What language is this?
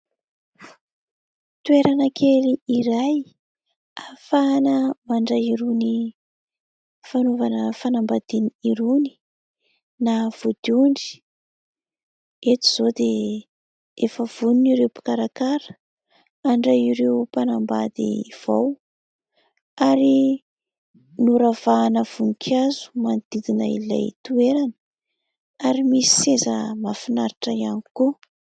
Malagasy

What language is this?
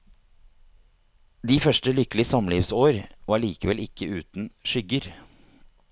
Norwegian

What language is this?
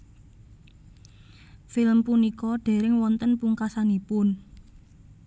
Javanese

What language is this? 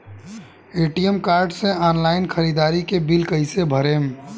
Bhojpuri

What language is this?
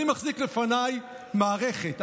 Hebrew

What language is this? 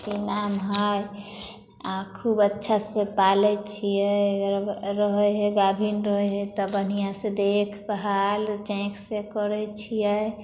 Maithili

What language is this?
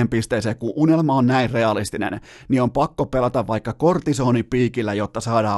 Finnish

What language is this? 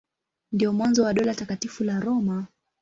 Swahili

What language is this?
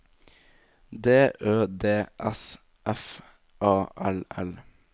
Norwegian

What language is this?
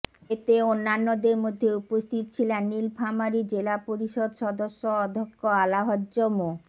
Bangla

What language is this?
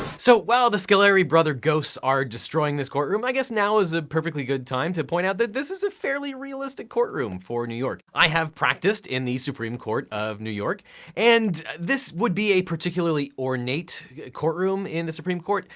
English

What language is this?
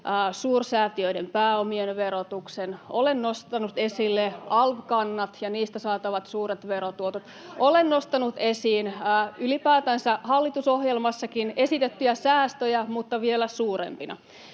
Finnish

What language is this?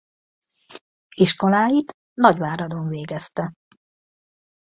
Hungarian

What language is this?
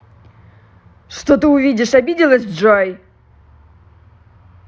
Russian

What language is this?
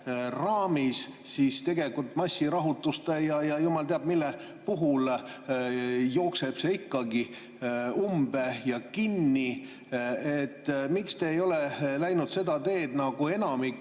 Estonian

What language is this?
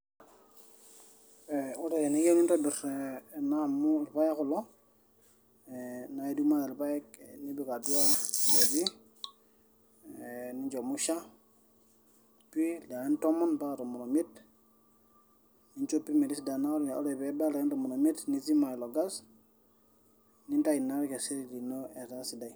Masai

